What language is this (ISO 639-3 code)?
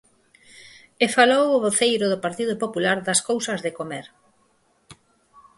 glg